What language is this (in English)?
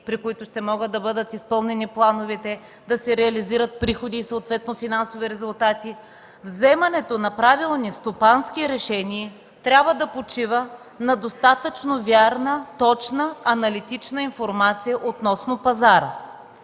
Bulgarian